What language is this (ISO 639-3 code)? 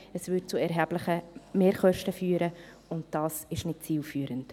gsw